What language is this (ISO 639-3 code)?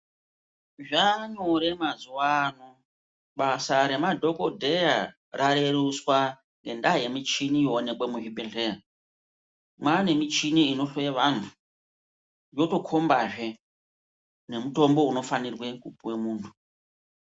ndc